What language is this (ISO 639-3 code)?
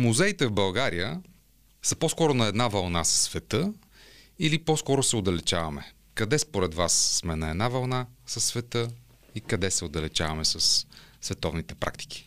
bul